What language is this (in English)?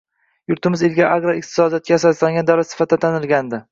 Uzbek